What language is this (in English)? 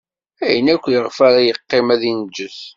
Kabyle